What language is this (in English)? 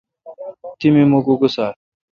Kalkoti